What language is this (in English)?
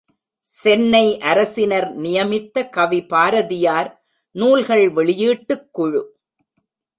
Tamil